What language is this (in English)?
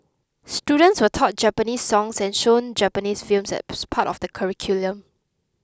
English